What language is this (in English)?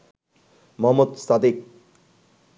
Bangla